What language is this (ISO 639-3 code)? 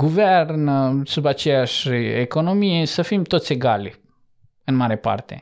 ron